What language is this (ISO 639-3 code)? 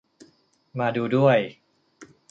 tha